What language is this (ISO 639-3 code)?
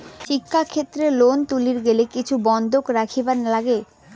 ben